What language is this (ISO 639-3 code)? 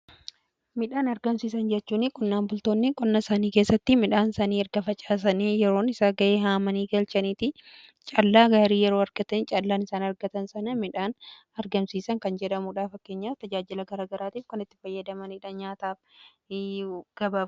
orm